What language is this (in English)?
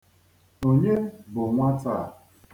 Igbo